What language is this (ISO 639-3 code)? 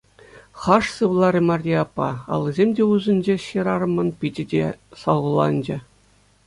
chv